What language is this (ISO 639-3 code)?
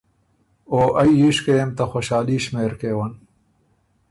oru